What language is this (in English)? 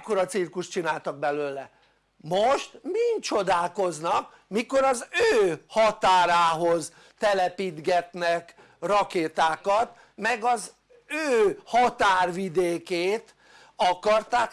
Hungarian